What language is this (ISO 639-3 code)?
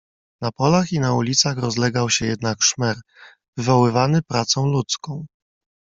pol